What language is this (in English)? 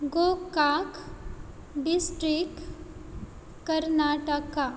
Konkani